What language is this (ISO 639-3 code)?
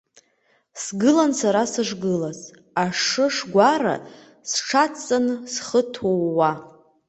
abk